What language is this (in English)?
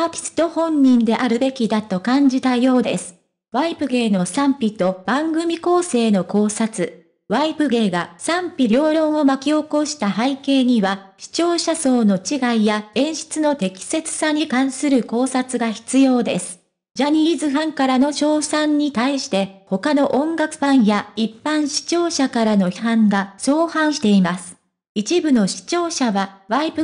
Japanese